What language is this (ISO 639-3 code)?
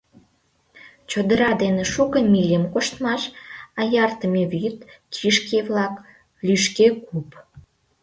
chm